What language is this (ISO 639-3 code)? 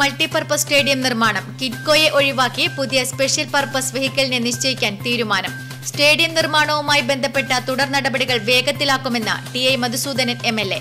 mal